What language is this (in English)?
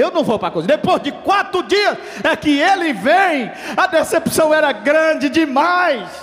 Portuguese